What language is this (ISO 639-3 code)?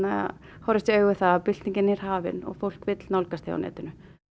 isl